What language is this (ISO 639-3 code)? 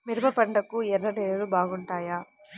tel